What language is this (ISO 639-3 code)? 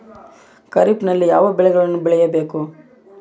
kan